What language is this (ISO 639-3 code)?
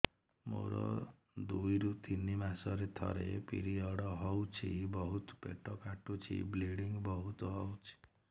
ori